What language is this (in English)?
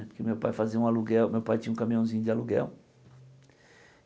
Portuguese